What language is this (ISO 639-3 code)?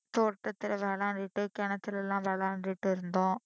tam